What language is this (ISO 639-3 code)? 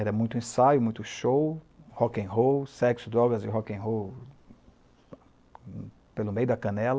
por